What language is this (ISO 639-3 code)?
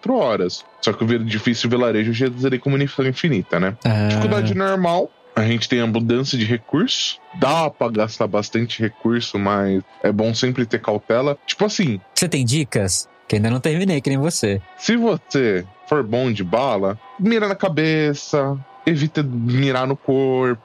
por